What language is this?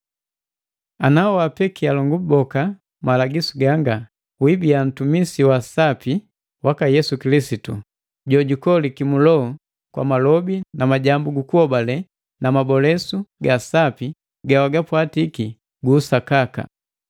Matengo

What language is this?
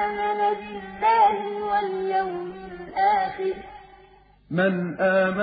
Arabic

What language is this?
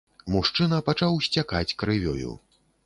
Belarusian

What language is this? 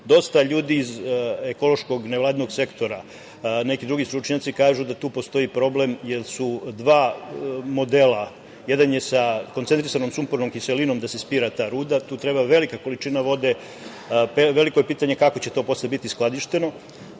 Serbian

